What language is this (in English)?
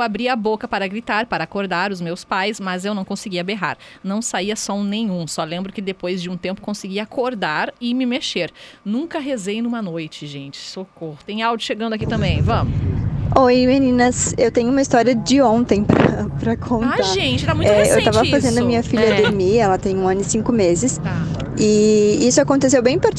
Portuguese